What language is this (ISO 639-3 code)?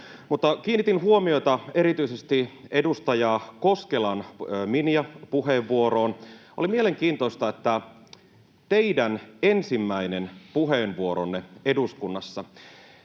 fin